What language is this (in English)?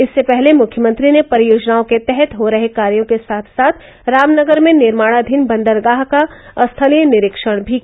Hindi